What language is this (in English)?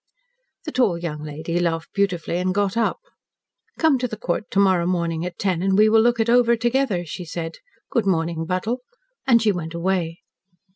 English